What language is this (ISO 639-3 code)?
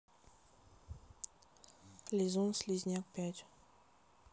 rus